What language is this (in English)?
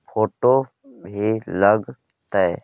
Magahi